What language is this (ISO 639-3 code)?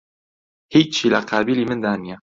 ckb